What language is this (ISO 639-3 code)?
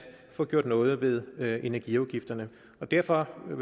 dan